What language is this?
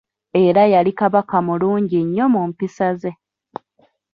Ganda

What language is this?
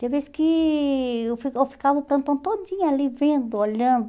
Portuguese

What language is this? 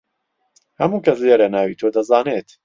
Central Kurdish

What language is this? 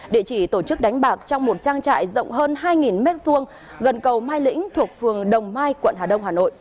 Vietnamese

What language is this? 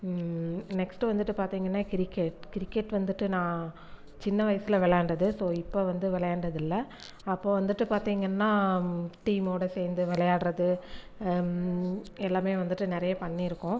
Tamil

